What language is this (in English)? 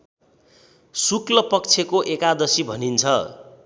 Nepali